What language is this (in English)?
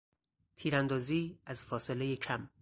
Persian